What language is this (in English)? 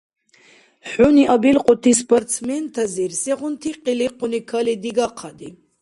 Dargwa